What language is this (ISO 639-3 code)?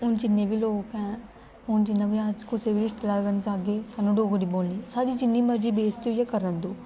doi